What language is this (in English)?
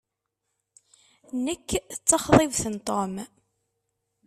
Kabyle